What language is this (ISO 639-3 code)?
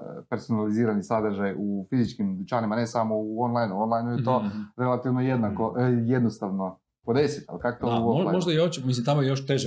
hrv